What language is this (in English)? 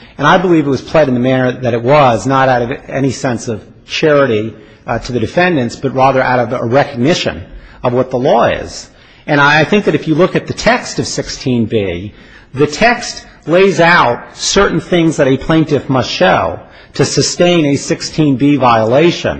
English